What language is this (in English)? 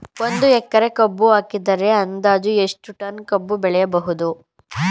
Kannada